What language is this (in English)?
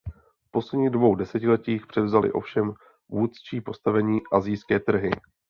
Czech